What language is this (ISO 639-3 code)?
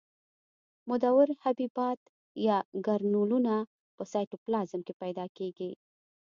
pus